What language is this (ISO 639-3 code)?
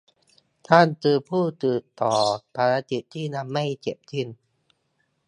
tha